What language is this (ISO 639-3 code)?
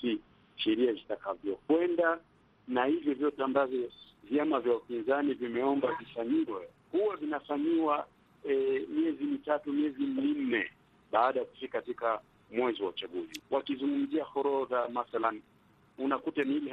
swa